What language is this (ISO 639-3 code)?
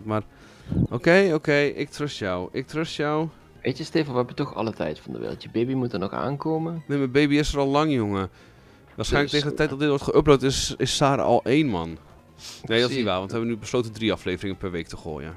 nld